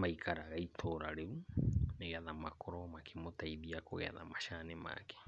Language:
Kikuyu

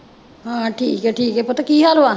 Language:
Punjabi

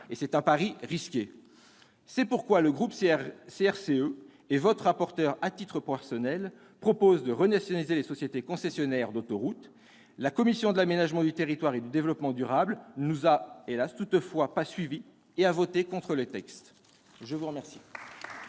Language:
French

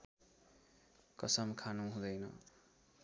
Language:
Nepali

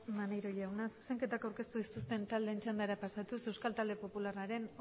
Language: Basque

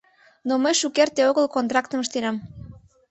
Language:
Mari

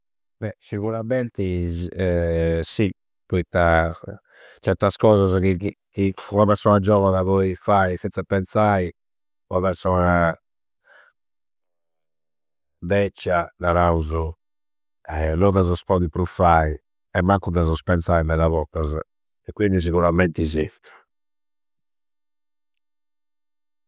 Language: Campidanese Sardinian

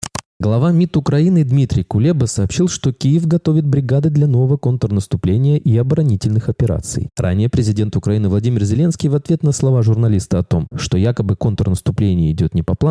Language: Russian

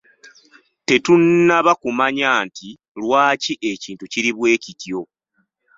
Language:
Ganda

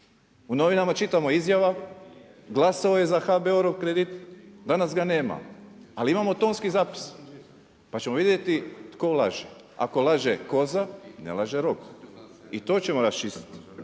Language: Croatian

